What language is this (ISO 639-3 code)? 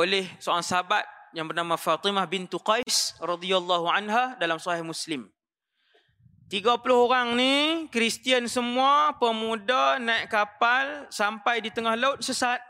msa